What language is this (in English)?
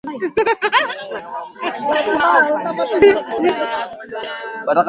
Swahili